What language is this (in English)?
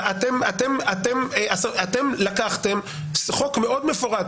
Hebrew